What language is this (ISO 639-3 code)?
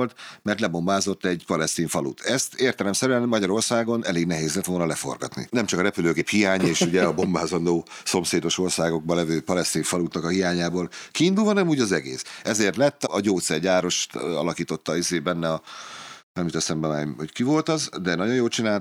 hun